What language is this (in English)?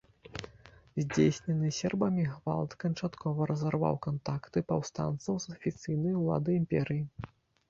Belarusian